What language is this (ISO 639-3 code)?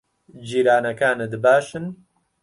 ckb